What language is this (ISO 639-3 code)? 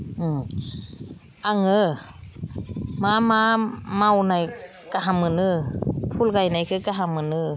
brx